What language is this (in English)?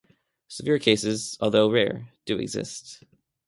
English